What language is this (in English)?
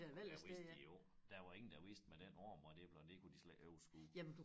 Danish